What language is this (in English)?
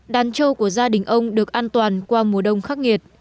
Vietnamese